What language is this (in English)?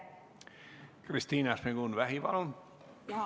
Estonian